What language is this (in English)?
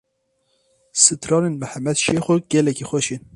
Kurdish